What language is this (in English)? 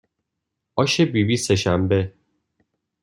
Persian